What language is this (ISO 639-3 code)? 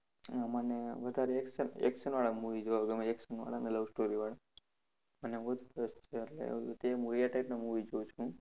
guj